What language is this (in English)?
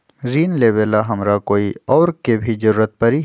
Magahi